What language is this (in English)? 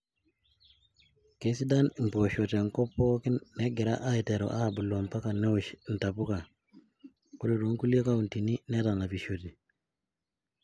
Masai